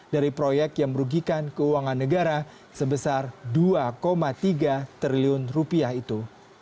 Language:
Indonesian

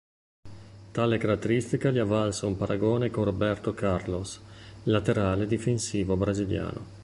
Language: Italian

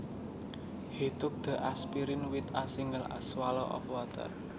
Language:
Javanese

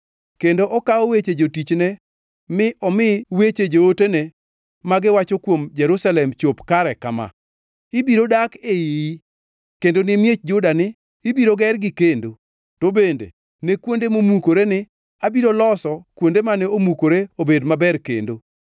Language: Luo (Kenya and Tanzania)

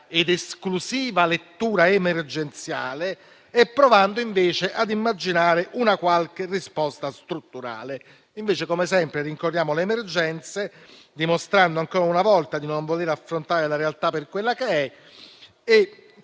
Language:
Italian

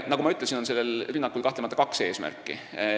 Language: Estonian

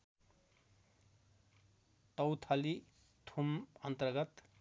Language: Nepali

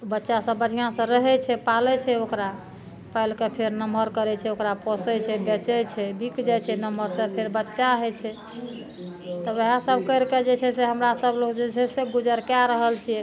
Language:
Maithili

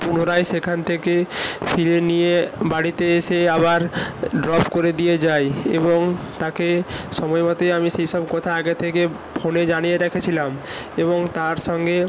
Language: Bangla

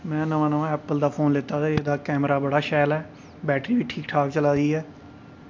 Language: Dogri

